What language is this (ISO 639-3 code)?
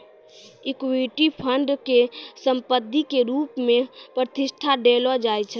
mai